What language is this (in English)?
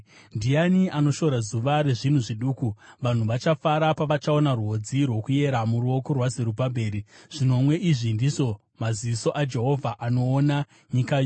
Shona